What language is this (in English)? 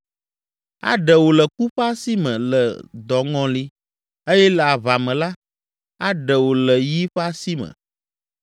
Ewe